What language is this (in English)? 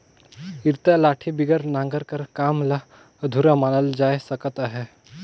Chhattisgarhi